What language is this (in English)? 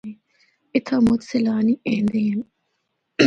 Northern Hindko